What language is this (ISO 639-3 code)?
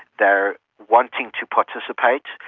eng